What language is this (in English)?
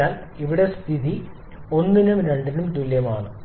Malayalam